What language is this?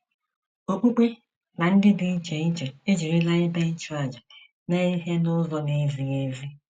Igbo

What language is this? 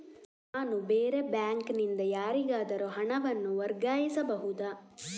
Kannada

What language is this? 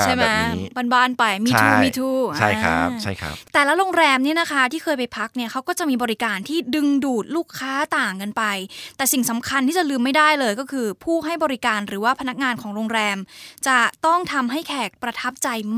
Thai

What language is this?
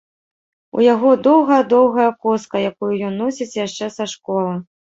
Belarusian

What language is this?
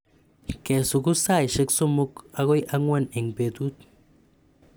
Kalenjin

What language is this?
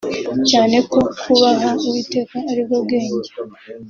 Kinyarwanda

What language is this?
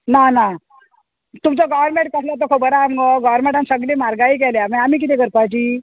Konkani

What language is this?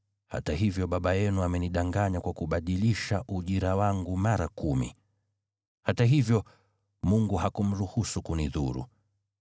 Swahili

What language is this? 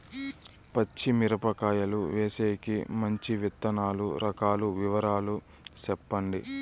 Telugu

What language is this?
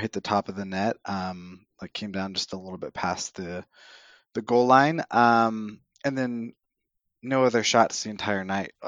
English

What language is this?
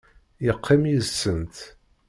Kabyle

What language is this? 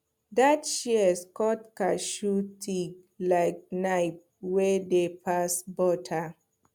Nigerian Pidgin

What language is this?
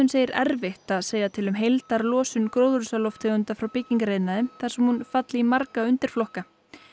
Icelandic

